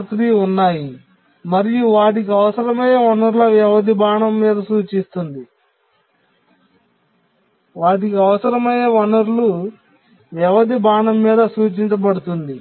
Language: Telugu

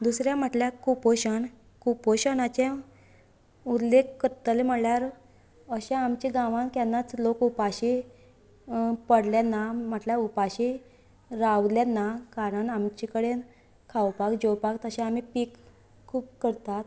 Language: Konkani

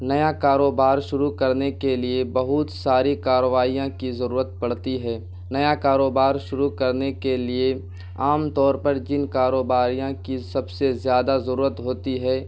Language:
Urdu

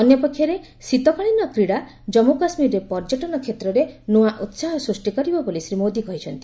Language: Odia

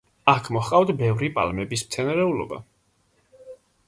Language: Georgian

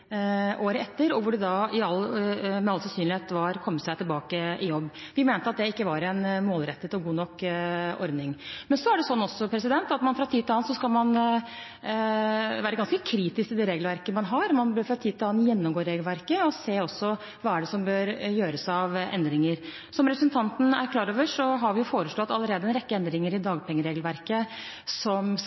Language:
Norwegian Bokmål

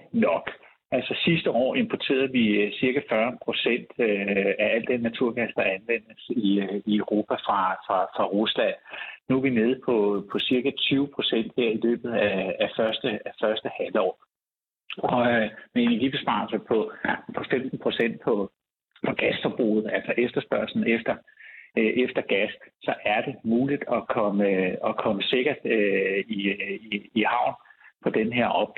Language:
Danish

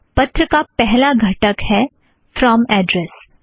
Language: Hindi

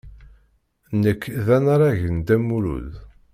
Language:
Kabyle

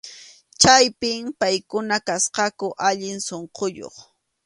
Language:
Arequipa-La Unión Quechua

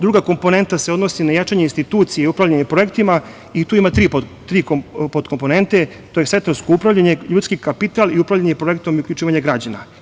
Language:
Serbian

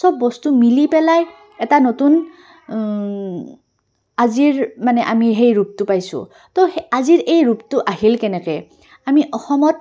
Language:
Assamese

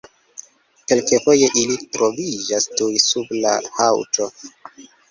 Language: Esperanto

